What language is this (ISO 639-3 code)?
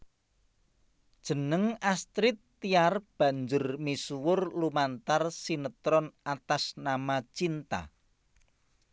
jav